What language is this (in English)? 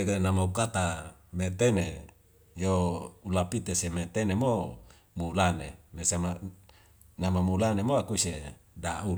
Wemale